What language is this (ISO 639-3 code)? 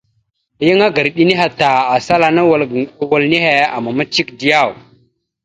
mxu